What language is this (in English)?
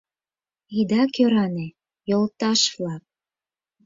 Mari